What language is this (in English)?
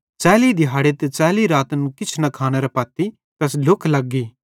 Bhadrawahi